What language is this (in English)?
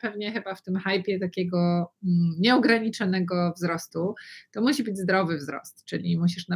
Polish